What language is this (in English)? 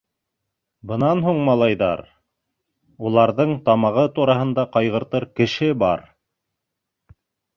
Bashkir